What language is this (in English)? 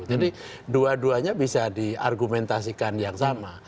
Indonesian